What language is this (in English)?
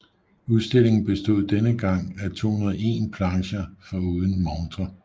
Danish